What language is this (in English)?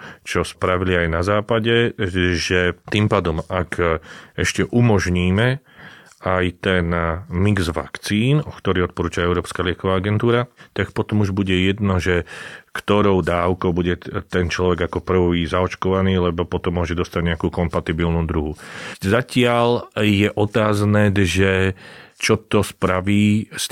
Slovak